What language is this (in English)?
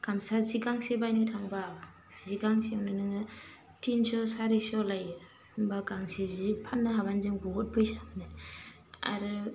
Bodo